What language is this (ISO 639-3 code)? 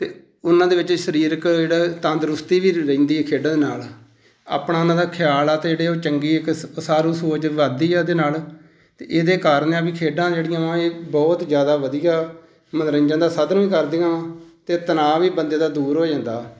pan